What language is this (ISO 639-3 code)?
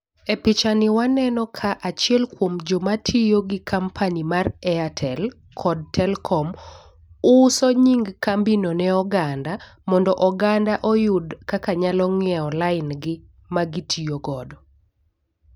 luo